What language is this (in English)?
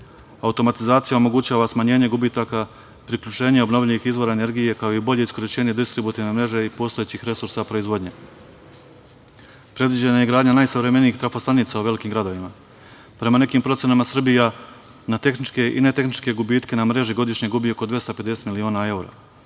Serbian